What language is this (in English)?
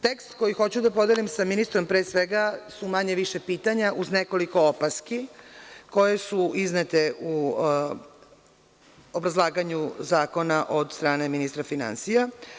Serbian